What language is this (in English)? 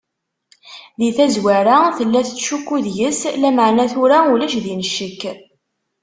Kabyle